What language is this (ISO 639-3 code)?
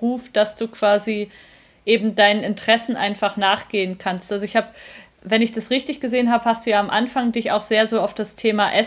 deu